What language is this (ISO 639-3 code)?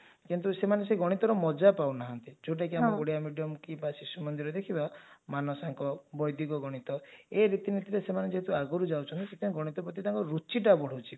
ori